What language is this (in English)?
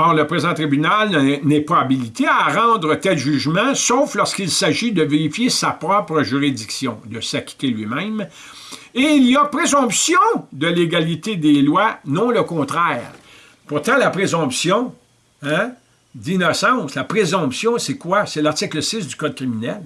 French